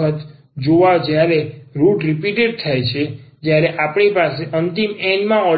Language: Gujarati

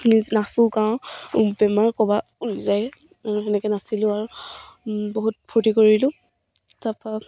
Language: Assamese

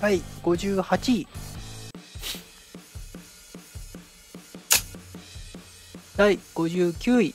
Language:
Japanese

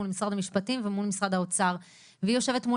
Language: Hebrew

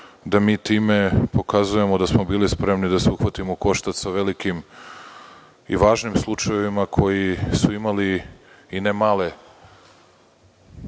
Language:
Serbian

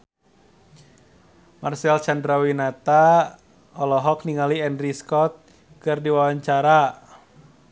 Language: Sundanese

